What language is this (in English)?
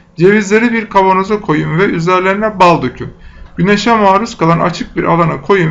Turkish